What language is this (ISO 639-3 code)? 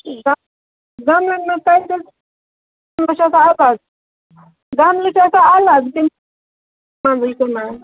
kas